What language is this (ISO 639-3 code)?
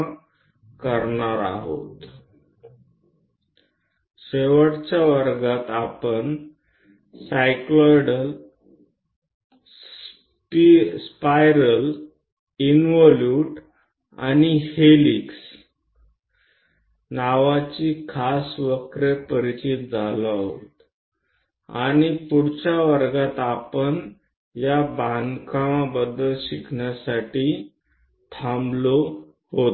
guj